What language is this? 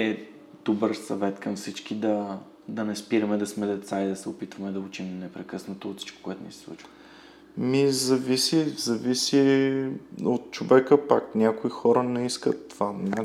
Bulgarian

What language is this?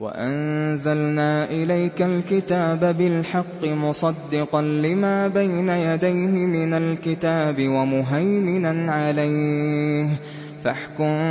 Arabic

